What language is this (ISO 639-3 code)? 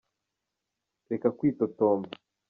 kin